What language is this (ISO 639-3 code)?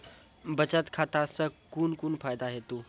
mai